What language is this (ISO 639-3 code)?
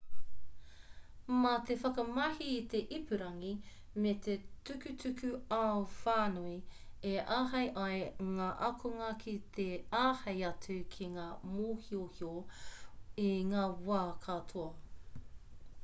mri